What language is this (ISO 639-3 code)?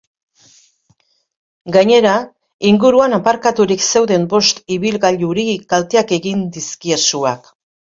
eus